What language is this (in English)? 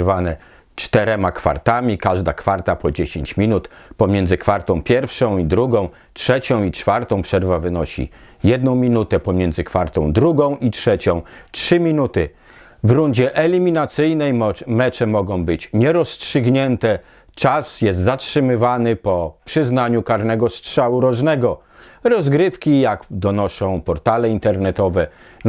Polish